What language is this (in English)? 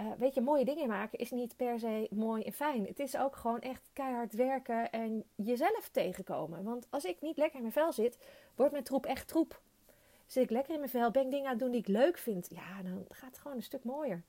Dutch